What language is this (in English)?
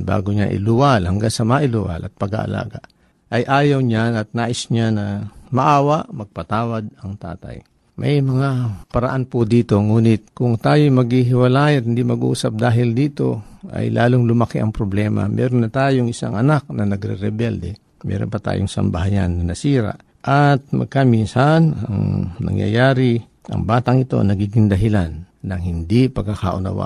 Filipino